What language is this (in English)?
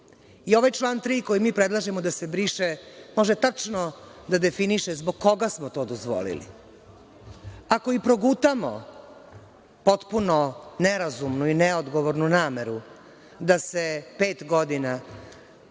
Serbian